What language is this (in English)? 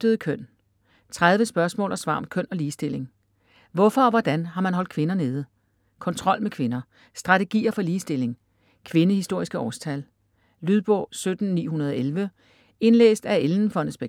Danish